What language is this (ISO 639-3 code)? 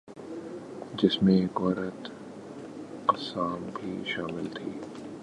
urd